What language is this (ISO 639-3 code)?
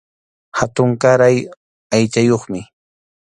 qxu